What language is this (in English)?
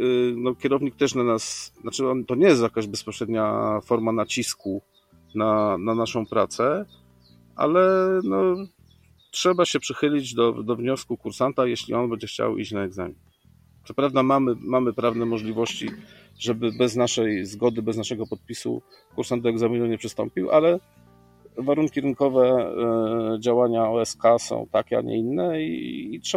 Polish